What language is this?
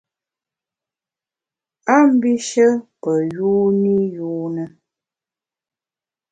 Bamun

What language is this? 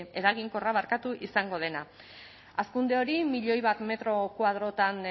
Basque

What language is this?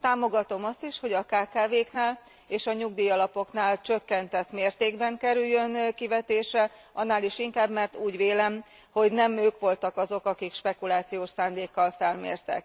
Hungarian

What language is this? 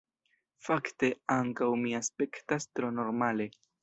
Esperanto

